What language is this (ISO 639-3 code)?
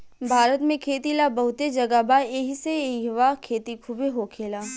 bho